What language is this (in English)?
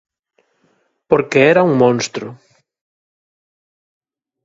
Galician